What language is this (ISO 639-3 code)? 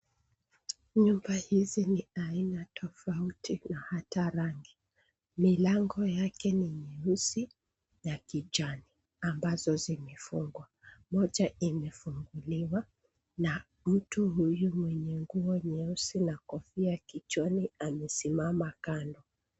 swa